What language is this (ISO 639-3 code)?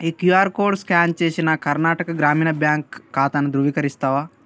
tel